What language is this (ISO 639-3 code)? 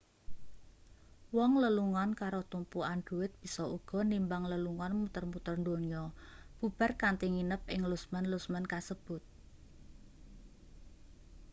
jav